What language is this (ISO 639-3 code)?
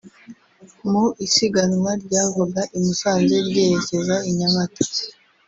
kin